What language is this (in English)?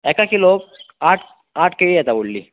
Konkani